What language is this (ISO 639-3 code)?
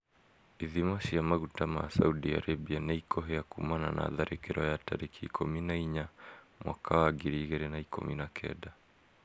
kik